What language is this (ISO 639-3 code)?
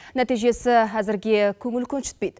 kaz